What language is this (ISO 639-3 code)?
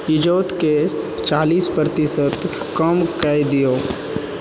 mai